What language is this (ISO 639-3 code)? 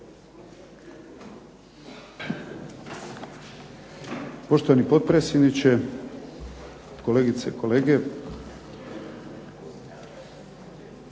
hrv